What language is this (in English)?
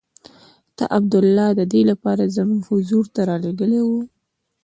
Pashto